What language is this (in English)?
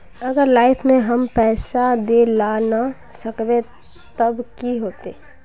Magahi